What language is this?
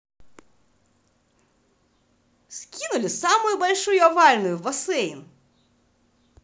Russian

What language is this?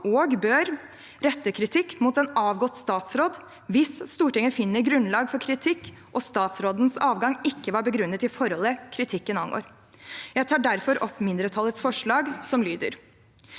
Norwegian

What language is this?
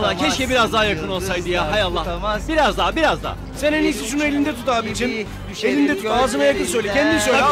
Turkish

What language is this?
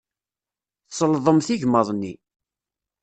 Kabyle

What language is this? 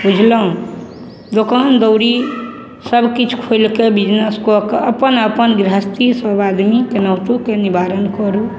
Maithili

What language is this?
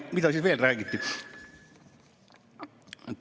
Estonian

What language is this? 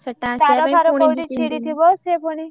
Odia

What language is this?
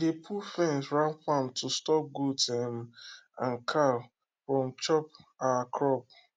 Nigerian Pidgin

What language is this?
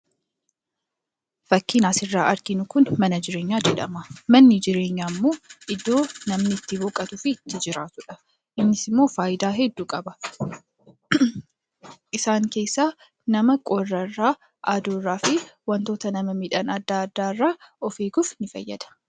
Oromo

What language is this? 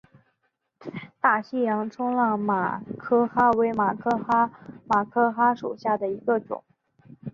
Chinese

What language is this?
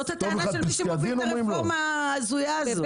Hebrew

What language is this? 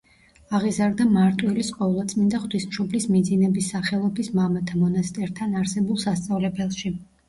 Georgian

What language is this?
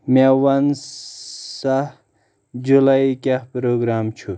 Kashmiri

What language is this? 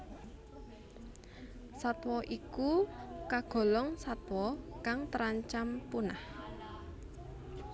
Javanese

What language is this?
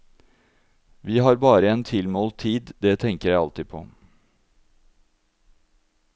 Norwegian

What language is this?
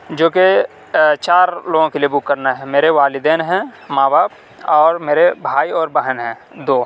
Urdu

